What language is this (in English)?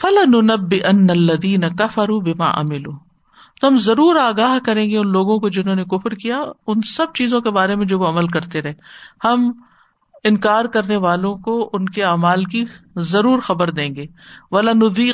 Urdu